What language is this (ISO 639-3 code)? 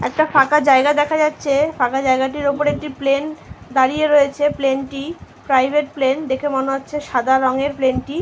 ben